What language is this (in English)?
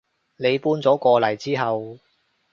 Cantonese